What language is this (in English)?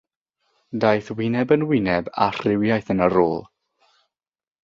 Welsh